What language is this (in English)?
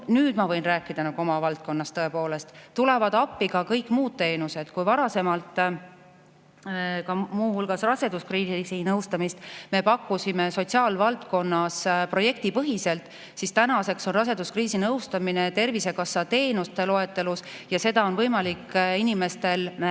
Estonian